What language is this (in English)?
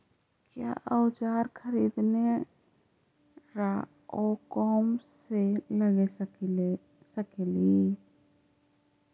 Magahi